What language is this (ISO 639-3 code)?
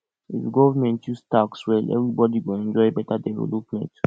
pcm